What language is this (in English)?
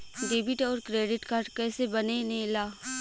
Bhojpuri